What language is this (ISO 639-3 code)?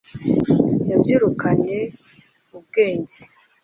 kin